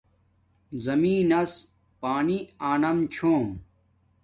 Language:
Domaaki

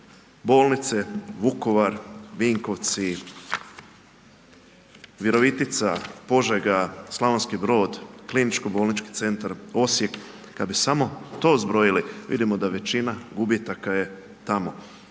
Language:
Croatian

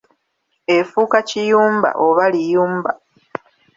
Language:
Ganda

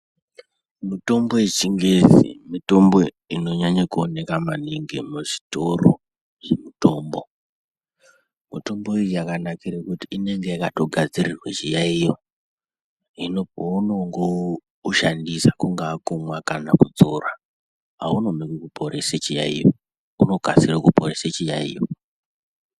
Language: Ndau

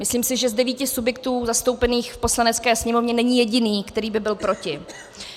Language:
Czech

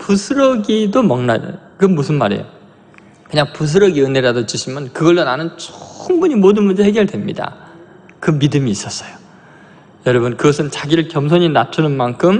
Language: Korean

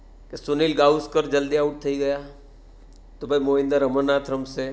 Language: Gujarati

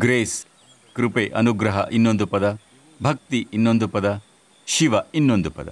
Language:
Hindi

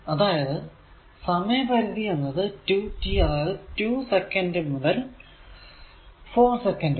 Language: Malayalam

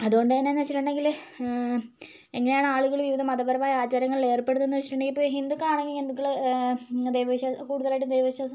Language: Malayalam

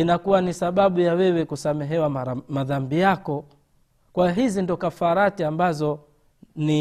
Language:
Swahili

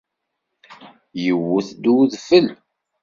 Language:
Kabyle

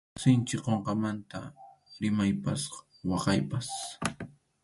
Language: Arequipa-La Unión Quechua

